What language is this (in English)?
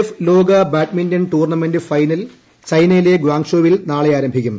Malayalam